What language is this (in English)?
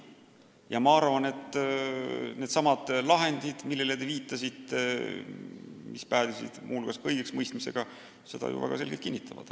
Estonian